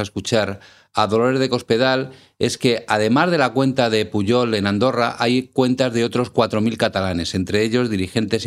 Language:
Spanish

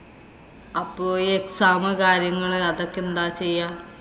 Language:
Malayalam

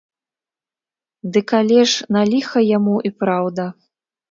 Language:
Belarusian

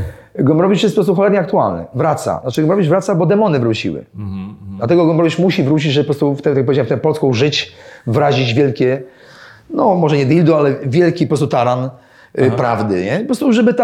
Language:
Polish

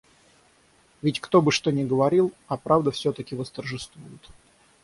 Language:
Russian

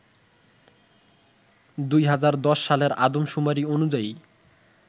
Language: Bangla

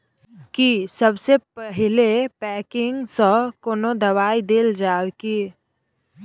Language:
Maithili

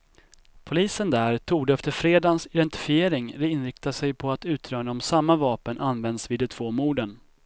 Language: Swedish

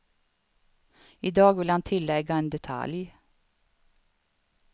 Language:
Swedish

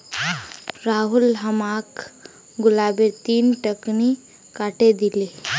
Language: Magahi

